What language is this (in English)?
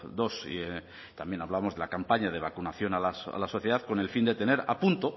Spanish